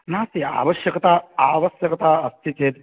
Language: Sanskrit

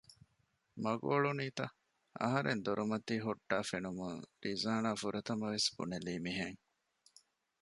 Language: Divehi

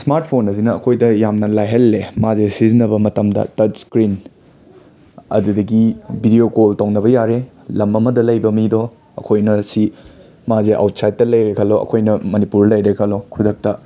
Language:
Manipuri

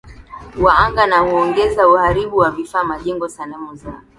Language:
Swahili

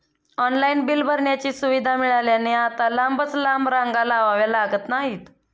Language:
Marathi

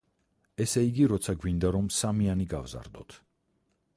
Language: Georgian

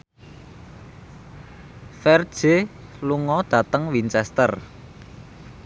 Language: Javanese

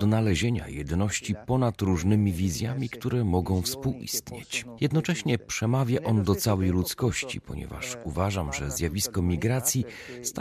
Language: Polish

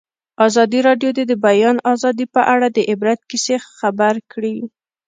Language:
Pashto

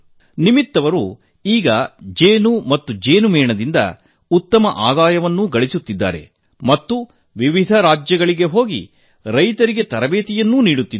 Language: Kannada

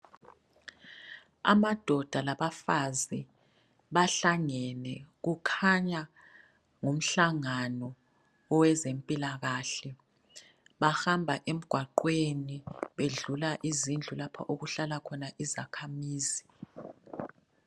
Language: North Ndebele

